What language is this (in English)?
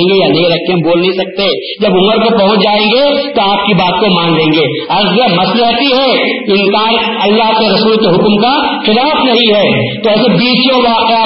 Urdu